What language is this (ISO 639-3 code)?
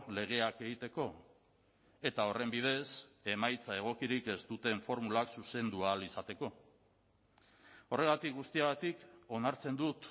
eus